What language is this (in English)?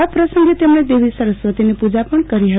Gujarati